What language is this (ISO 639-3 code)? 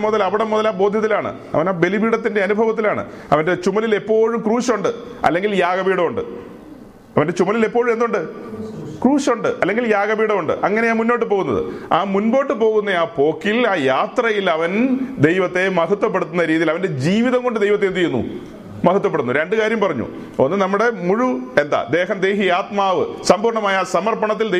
mal